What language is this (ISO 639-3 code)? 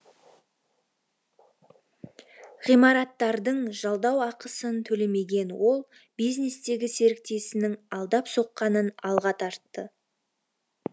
kaz